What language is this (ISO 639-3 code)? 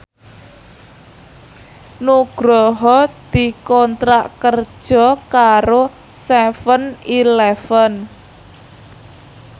jav